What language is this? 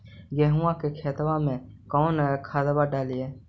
Magahi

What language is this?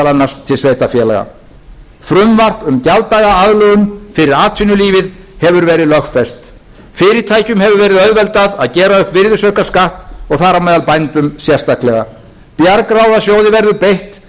Icelandic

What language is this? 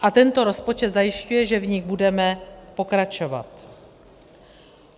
Czech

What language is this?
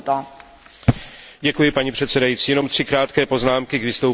Czech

